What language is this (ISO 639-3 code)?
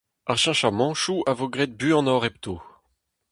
bre